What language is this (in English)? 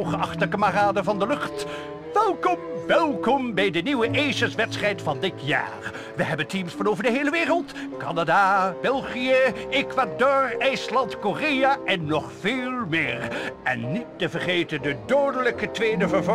Dutch